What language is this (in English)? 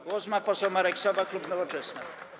Polish